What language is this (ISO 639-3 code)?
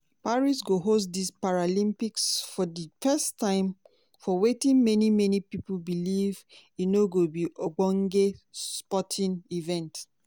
pcm